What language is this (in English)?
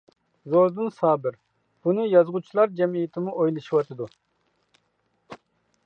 Uyghur